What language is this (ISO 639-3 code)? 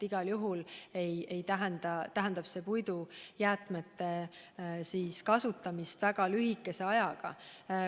est